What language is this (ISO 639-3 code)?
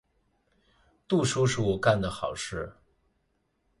zho